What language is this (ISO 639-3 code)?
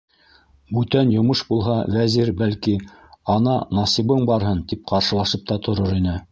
bak